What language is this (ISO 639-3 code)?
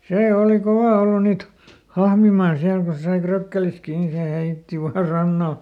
fin